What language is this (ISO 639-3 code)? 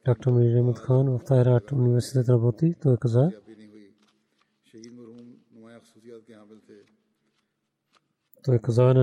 bul